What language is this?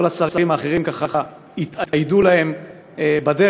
Hebrew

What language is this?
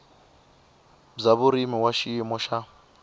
Tsonga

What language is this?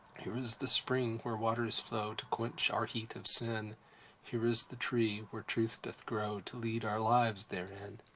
English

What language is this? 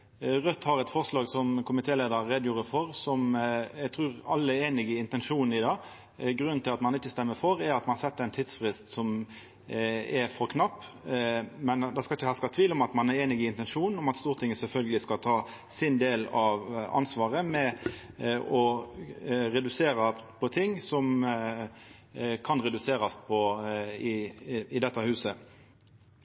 Norwegian Nynorsk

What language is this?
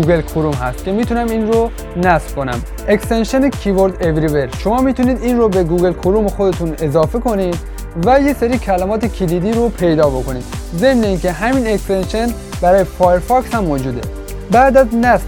Persian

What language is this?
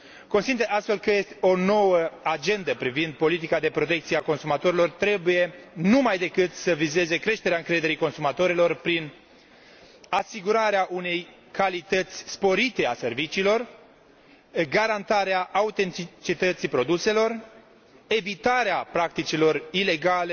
Romanian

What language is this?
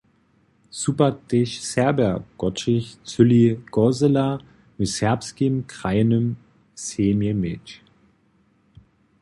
Upper Sorbian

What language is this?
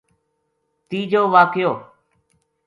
Gujari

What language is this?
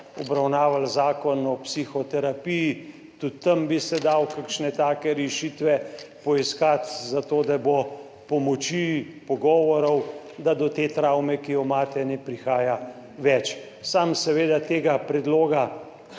Slovenian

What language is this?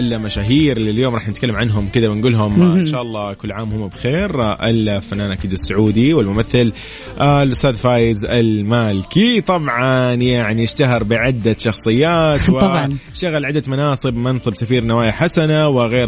Arabic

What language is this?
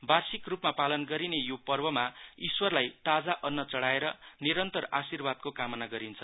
Nepali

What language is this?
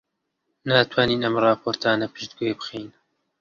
Central Kurdish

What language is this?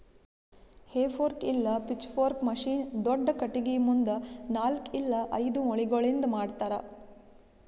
Kannada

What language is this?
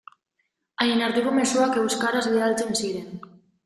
Basque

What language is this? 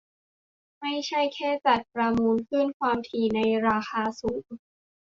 Thai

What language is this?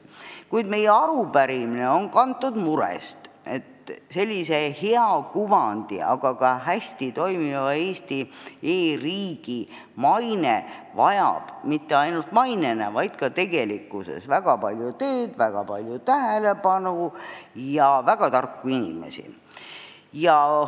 Estonian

